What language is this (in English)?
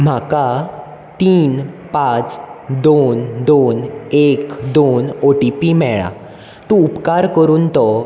Konkani